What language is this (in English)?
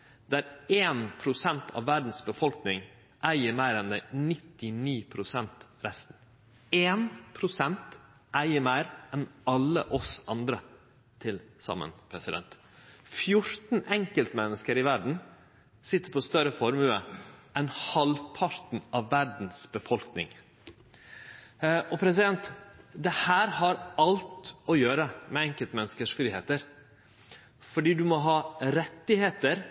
Norwegian Nynorsk